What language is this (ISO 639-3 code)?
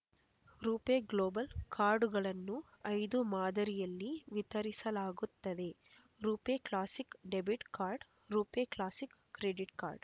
kan